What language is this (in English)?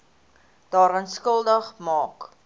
Afrikaans